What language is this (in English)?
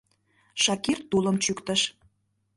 Mari